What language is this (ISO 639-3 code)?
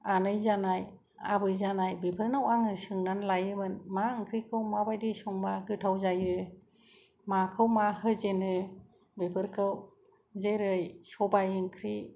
brx